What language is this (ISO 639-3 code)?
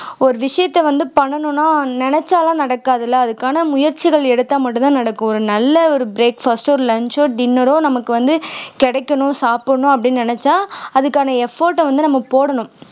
tam